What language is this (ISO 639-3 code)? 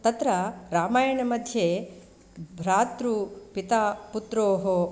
san